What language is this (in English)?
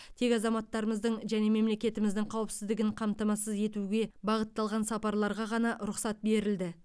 Kazakh